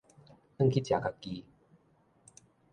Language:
Min Nan Chinese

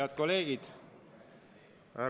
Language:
Estonian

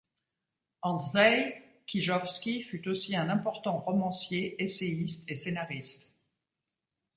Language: French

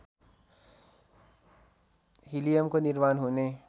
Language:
Nepali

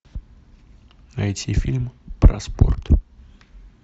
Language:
Russian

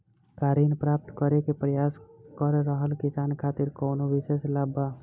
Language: Bhojpuri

